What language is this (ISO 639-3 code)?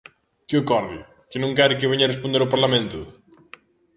glg